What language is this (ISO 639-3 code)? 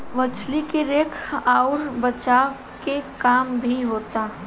bho